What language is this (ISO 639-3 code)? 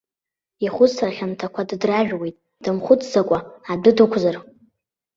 abk